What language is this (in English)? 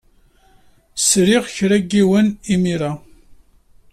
Kabyle